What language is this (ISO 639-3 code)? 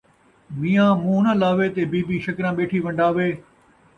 skr